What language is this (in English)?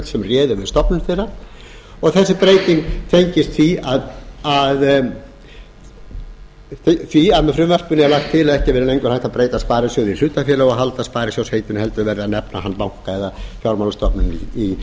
Icelandic